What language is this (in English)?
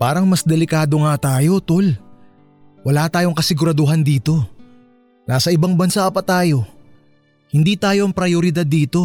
Filipino